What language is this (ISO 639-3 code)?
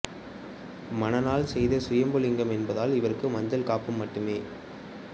tam